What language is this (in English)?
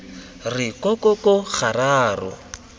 Tswana